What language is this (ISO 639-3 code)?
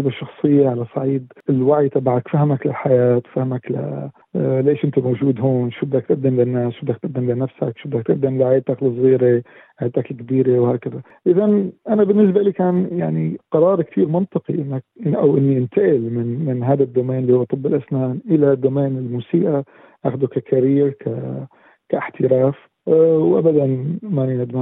ara